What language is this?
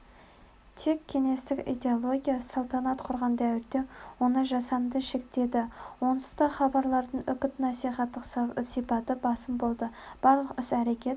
Kazakh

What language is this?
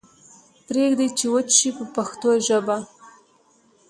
Pashto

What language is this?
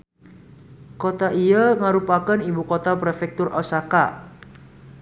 Sundanese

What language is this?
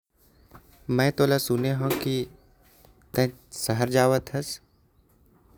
Korwa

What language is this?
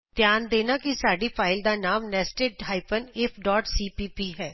Punjabi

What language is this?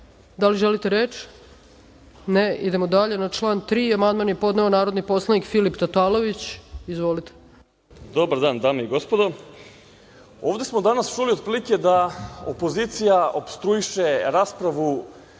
Serbian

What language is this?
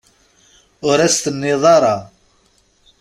Kabyle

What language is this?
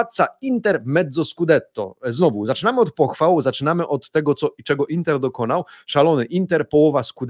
Polish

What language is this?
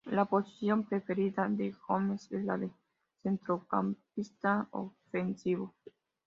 Spanish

